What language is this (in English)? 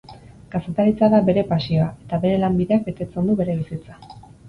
Basque